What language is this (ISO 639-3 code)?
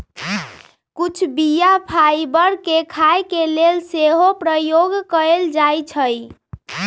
mag